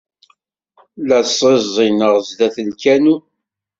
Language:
Kabyle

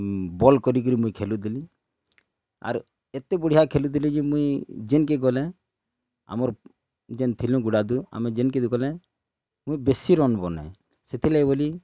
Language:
Odia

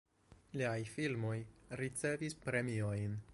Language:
Esperanto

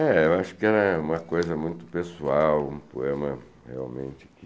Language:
Portuguese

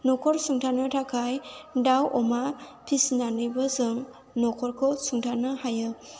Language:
Bodo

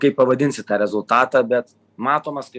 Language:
Lithuanian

